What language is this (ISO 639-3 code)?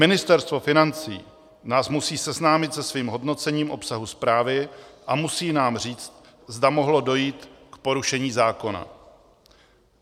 ces